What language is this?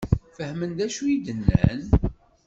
Kabyle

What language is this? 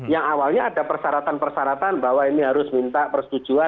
Indonesian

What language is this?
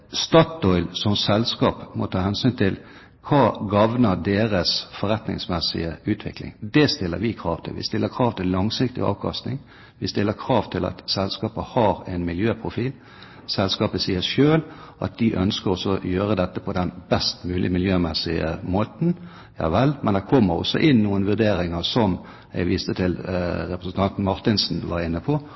Norwegian Bokmål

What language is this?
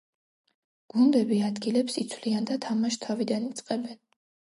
Georgian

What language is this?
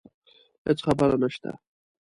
Pashto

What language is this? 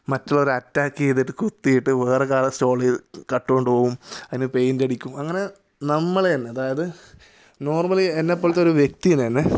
Malayalam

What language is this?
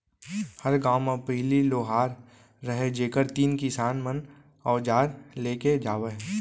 Chhattisgarhi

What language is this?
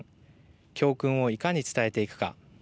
Japanese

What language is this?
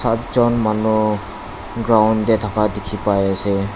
Naga Pidgin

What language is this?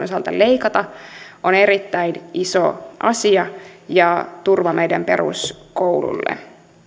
Finnish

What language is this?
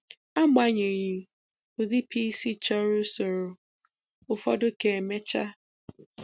Igbo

